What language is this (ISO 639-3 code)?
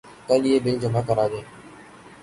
urd